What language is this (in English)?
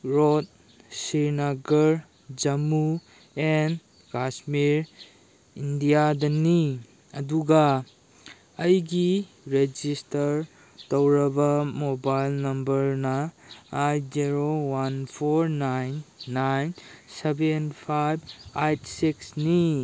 Manipuri